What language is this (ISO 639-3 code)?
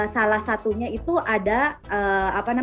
ind